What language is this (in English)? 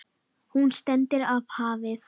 Icelandic